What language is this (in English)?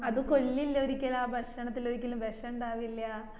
Malayalam